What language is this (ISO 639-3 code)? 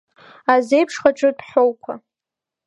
abk